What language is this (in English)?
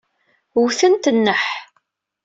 Kabyle